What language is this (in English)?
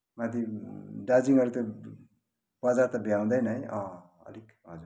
Nepali